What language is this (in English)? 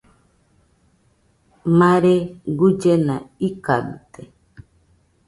Nüpode Huitoto